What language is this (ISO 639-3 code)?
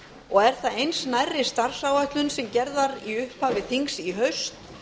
isl